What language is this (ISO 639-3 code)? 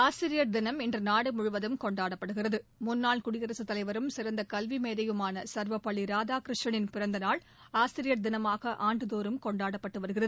tam